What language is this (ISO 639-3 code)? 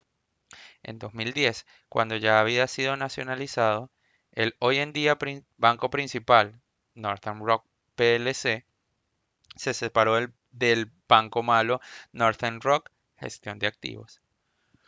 spa